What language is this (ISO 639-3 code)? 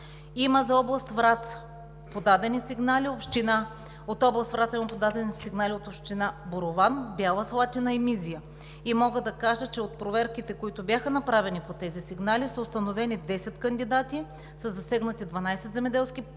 bul